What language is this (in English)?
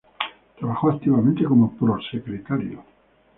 Spanish